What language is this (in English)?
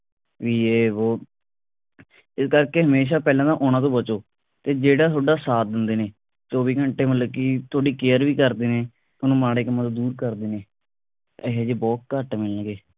Punjabi